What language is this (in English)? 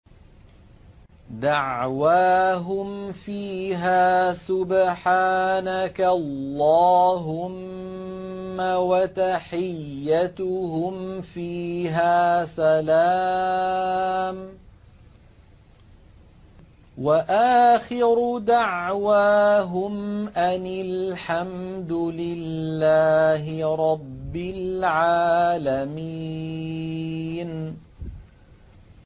Arabic